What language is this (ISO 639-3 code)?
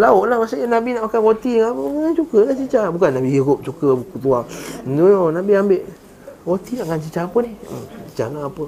msa